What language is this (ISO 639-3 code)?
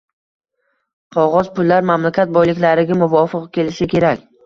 uzb